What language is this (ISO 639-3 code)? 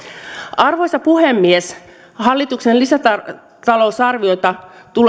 fin